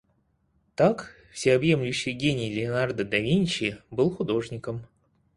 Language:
Russian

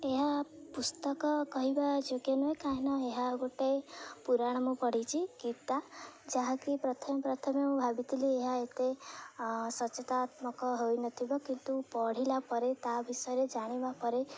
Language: Odia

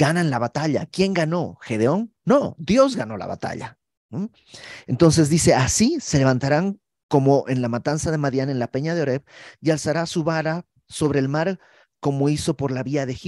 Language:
Spanish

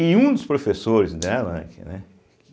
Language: Portuguese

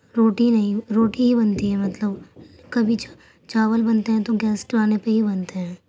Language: Urdu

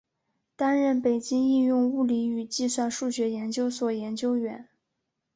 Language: Chinese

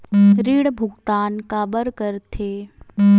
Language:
Chhattisgarhi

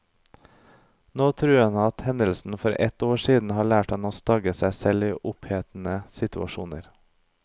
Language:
Norwegian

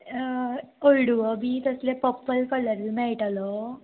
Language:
Konkani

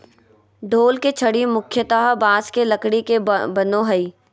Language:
Magahi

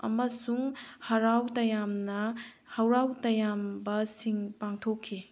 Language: Manipuri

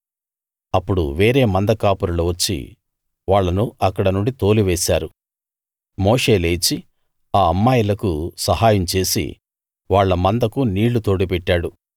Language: Telugu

